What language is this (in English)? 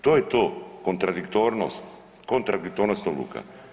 Croatian